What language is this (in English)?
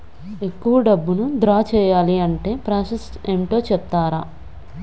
Telugu